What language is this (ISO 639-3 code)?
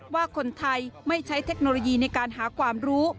tha